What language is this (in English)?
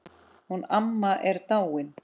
Icelandic